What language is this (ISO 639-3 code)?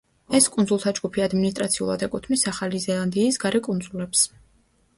kat